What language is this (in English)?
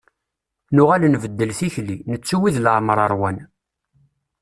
Kabyle